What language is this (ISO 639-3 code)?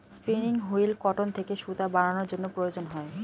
ben